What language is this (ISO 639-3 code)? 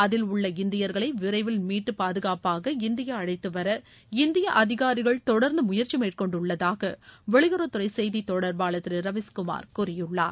tam